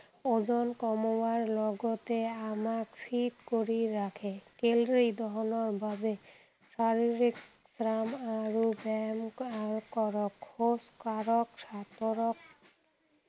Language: Assamese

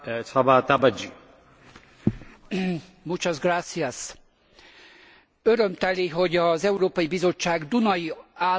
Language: Hungarian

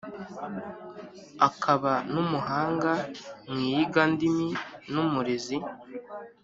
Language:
Kinyarwanda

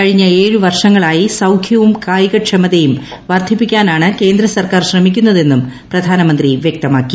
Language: Malayalam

